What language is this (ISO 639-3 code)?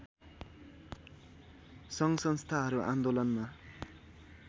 nep